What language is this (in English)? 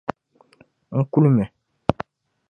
Dagbani